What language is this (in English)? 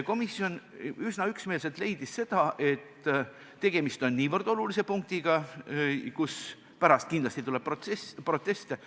Estonian